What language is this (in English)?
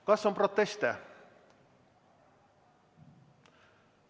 Estonian